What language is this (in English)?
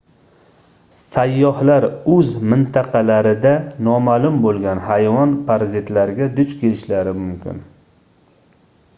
Uzbek